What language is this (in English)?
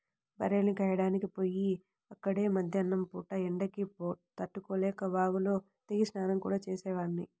Telugu